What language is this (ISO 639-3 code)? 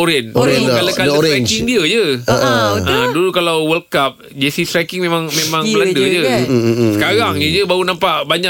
msa